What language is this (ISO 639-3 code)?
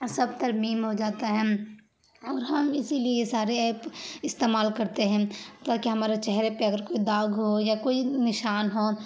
urd